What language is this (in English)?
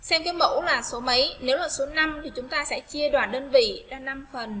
Vietnamese